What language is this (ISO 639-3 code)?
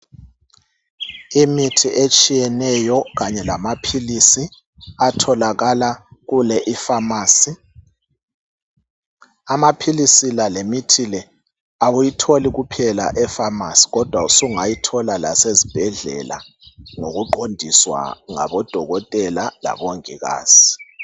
nde